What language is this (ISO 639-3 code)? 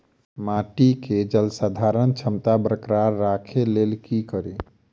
mai